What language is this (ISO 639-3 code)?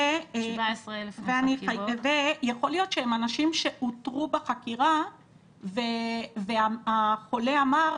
heb